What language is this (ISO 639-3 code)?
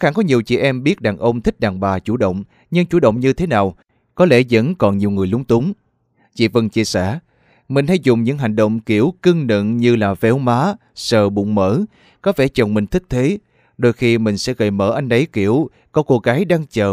vie